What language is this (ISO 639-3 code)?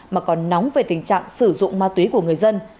vie